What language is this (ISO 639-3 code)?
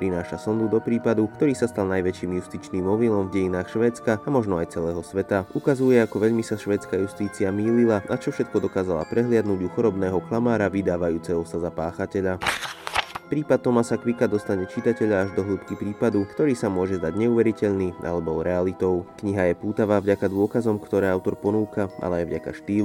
slk